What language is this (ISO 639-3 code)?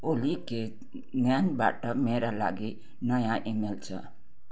nep